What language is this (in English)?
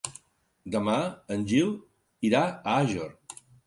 Catalan